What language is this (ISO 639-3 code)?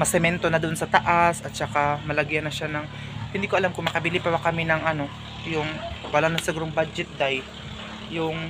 fil